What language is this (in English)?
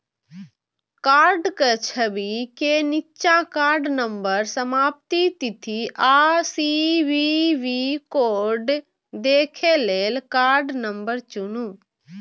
Maithili